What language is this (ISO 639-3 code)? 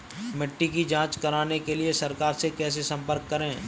hin